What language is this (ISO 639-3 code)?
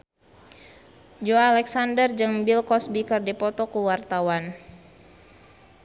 sun